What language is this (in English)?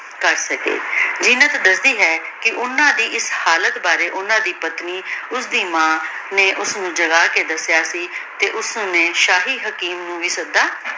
Punjabi